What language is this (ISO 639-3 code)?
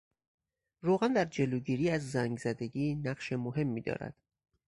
fas